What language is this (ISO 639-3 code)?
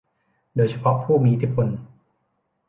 tha